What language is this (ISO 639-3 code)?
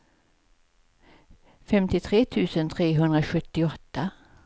swe